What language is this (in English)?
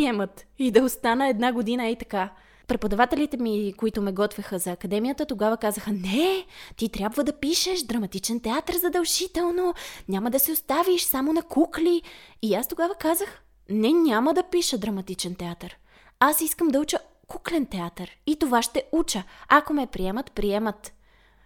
Bulgarian